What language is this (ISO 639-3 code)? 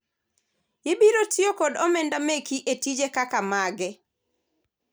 luo